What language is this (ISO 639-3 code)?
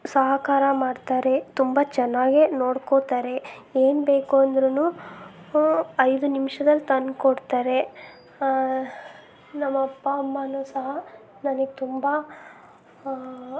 kan